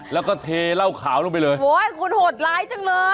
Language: Thai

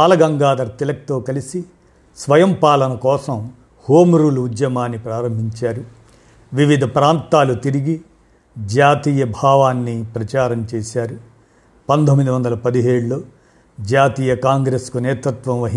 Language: Telugu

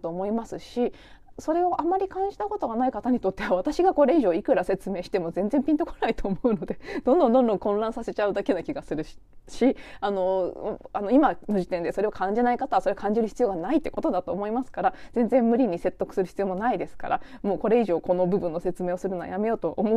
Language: Japanese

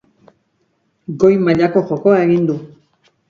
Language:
Basque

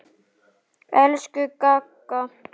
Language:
Icelandic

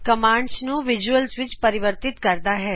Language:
Punjabi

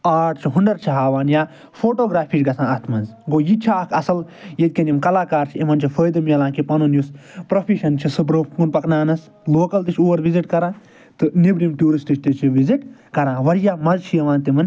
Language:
Kashmiri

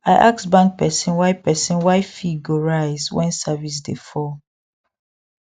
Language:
Nigerian Pidgin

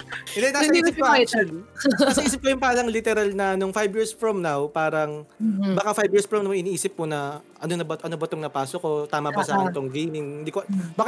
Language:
Filipino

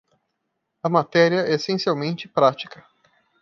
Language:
Portuguese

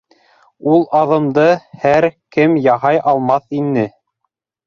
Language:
Bashkir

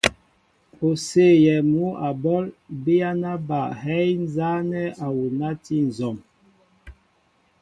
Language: Mbo (Cameroon)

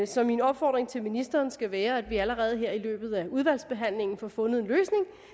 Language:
Danish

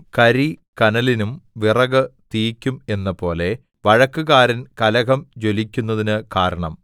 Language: Malayalam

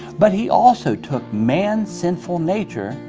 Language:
English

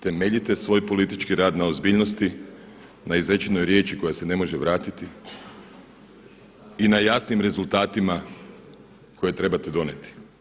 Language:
Croatian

